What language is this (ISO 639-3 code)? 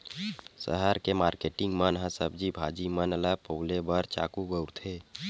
hne